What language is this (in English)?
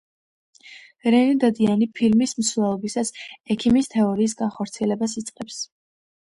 Georgian